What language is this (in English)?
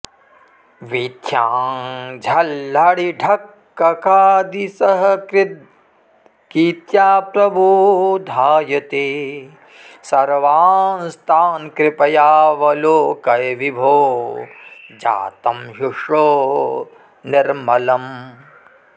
Sanskrit